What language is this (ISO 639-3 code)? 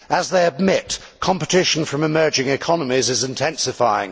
eng